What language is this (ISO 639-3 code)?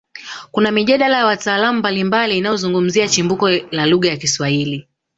swa